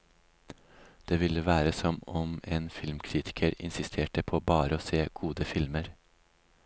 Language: Norwegian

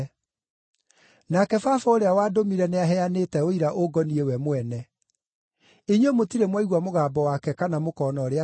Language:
Kikuyu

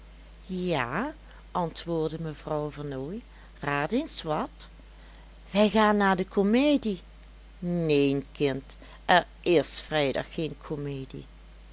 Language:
Dutch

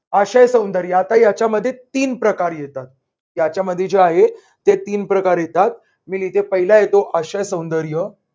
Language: Marathi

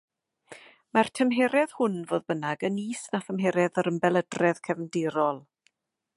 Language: Welsh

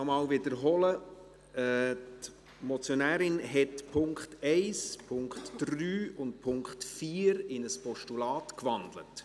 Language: Swiss German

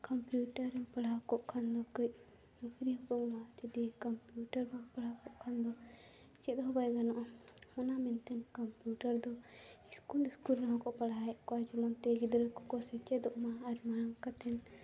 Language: Santali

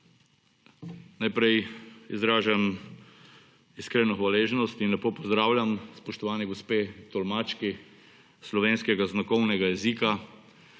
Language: Slovenian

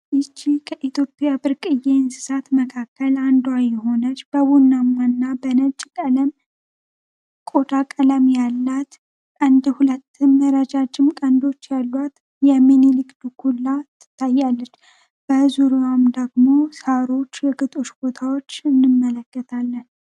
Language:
Amharic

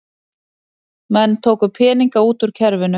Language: Icelandic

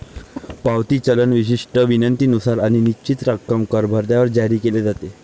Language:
Marathi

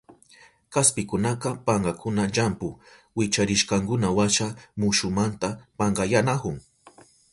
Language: Southern Pastaza Quechua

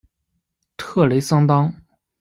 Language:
Chinese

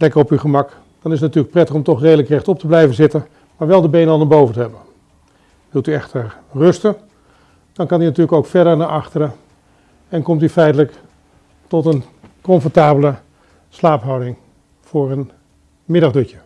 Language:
Dutch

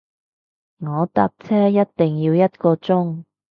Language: Cantonese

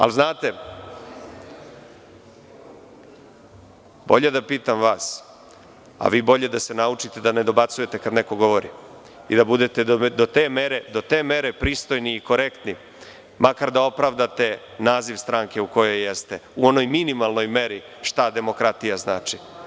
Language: Serbian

